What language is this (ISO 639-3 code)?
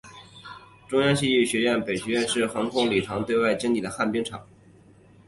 zho